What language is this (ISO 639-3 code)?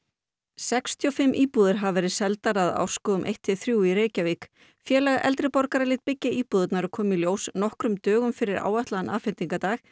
isl